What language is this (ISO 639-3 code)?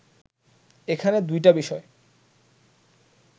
ben